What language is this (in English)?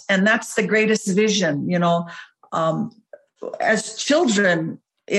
English